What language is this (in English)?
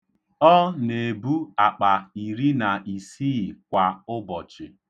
Igbo